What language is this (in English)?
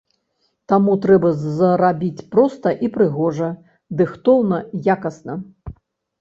Belarusian